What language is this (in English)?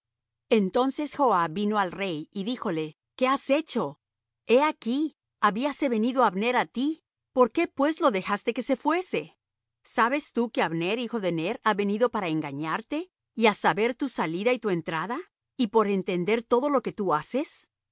Spanish